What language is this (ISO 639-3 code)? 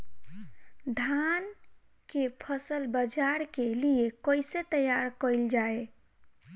bho